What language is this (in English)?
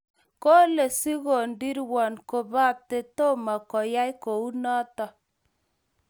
Kalenjin